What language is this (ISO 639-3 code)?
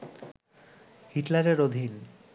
ben